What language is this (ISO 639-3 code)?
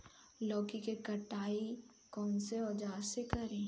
bho